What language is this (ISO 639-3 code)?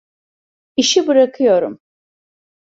tur